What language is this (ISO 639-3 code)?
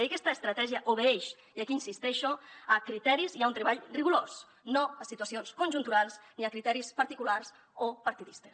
cat